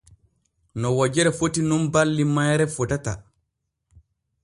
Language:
Borgu Fulfulde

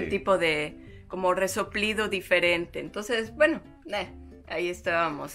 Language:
Spanish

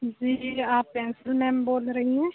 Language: Urdu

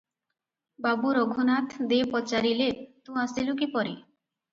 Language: Odia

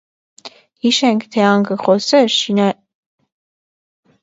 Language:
Armenian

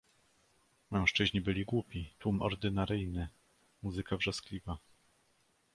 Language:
Polish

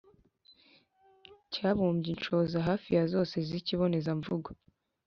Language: Kinyarwanda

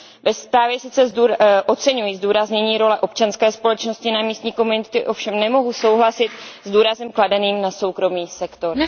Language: Czech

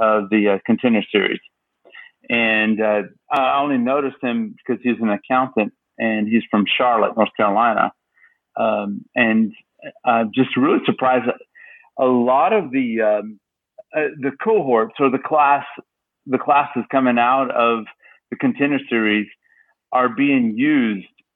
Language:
English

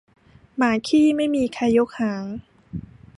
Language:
Thai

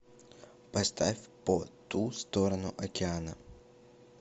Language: Russian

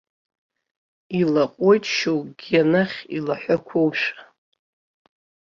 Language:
Abkhazian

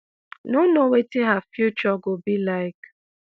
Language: Nigerian Pidgin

